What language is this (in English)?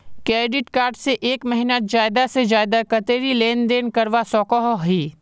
Magahi